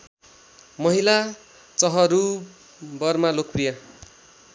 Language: Nepali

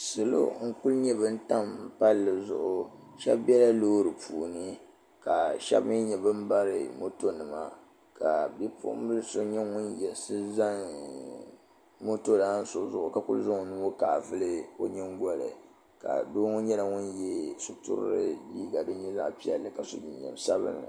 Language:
Dagbani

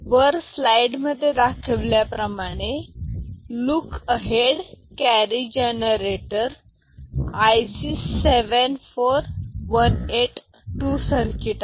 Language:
Marathi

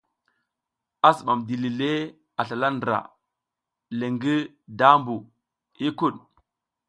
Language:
South Giziga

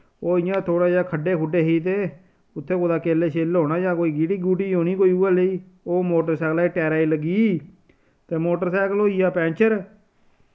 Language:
Dogri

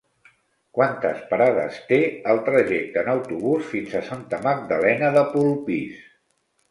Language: Catalan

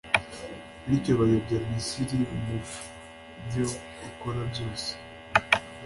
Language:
Kinyarwanda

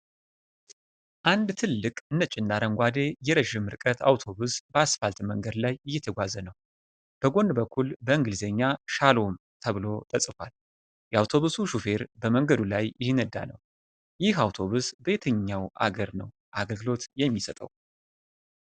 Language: Amharic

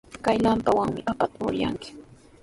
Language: Sihuas Ancash Quechua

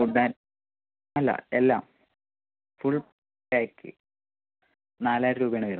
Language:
Malayalam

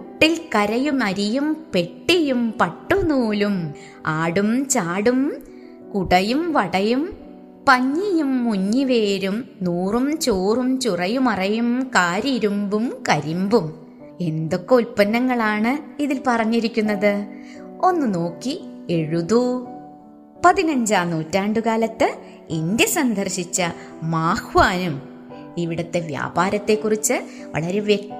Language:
Malayalam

